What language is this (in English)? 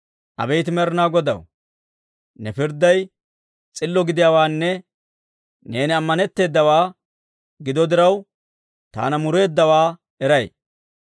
Dawro